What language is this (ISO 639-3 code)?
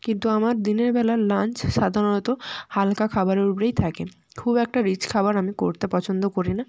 ben